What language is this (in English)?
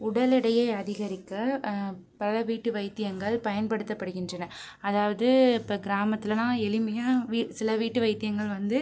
Tamil